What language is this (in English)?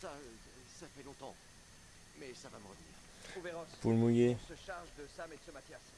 French